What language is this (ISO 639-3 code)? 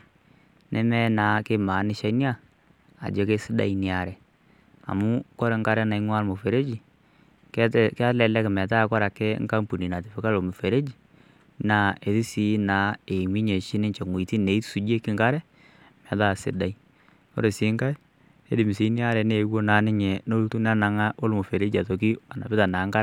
mas